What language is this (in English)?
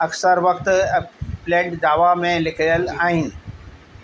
Sindhi